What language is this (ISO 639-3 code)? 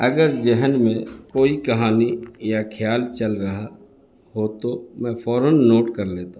urd